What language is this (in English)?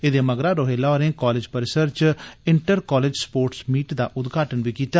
Dogri